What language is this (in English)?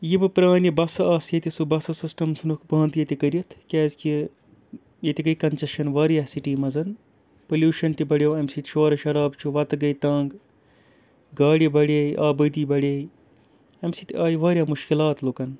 Kashmiri